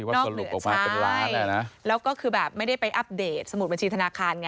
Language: Thai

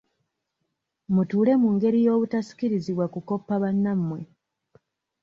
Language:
Ganda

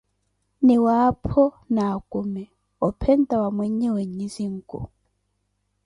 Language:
Koti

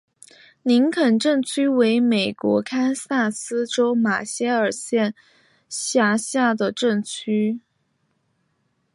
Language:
Chinese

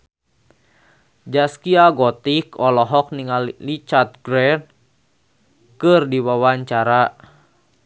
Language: Sundanese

